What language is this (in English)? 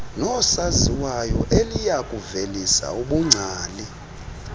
Xhosa